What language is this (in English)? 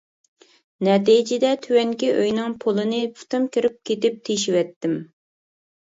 Uyghur